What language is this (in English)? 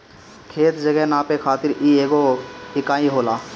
Bhojpuri